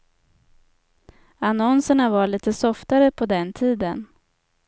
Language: Swedish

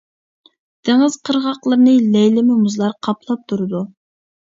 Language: Uyghur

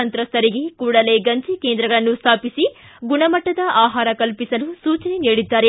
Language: Kannada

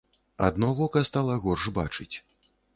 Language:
Belarusian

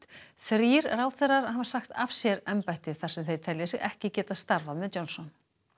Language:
Icelandic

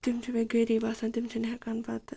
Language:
Kashmiri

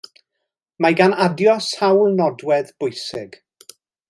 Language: Welsh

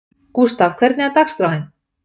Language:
Icelandic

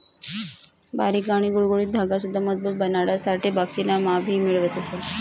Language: Marathi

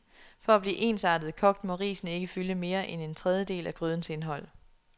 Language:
Danish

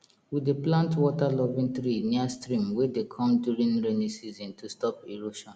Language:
Nigerian Pidgin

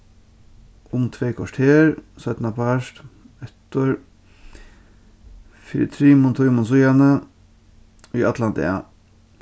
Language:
Faroese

